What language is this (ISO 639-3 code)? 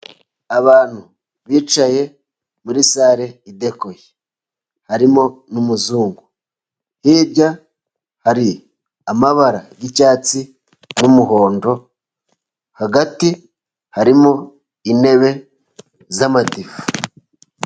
kin